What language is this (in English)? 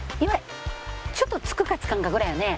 Japanese